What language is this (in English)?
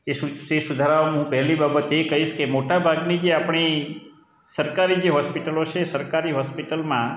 Gujarati